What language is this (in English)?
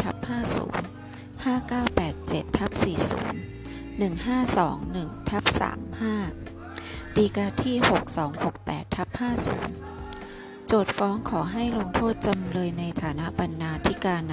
Thai